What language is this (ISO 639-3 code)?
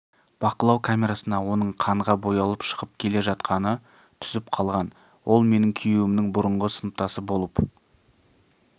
kaz